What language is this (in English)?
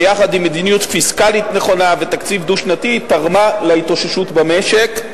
Hebrew